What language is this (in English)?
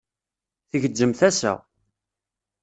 Kabyle